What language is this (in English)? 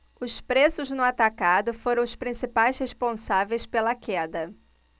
Portuguese